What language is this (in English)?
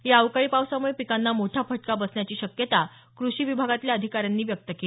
Marathi